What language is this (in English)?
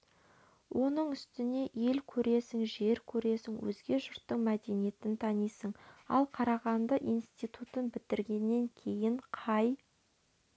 Kazakh